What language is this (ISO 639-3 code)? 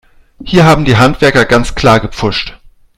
deu